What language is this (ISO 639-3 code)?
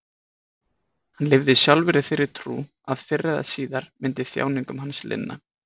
isl